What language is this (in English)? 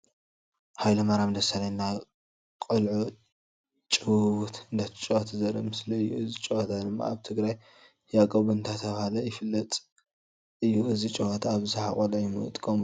Tigrinya